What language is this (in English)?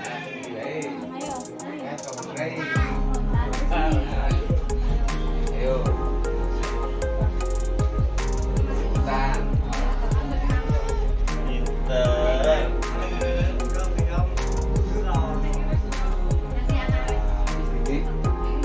Indonesian